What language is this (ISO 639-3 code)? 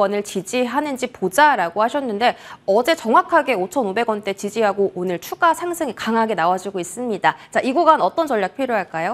kor